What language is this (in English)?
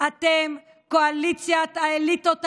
Hebrew